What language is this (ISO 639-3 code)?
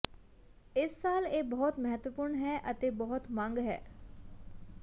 pan